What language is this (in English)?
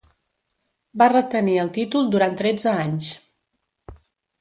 Catalan